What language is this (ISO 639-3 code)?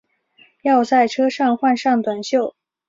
zho